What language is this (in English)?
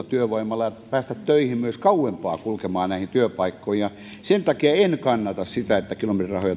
Finnish